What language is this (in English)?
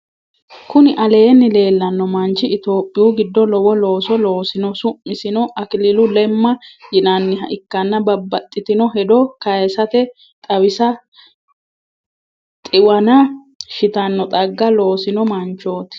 Sidamo